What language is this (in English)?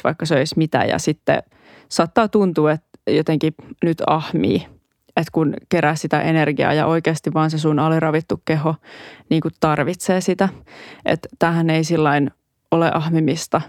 Finnish